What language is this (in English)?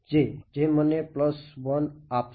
Gujarati